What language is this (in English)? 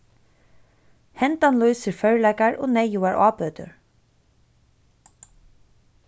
Faroese